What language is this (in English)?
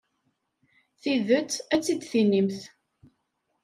Kabyle